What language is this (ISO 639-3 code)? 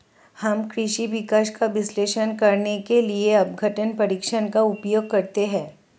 hin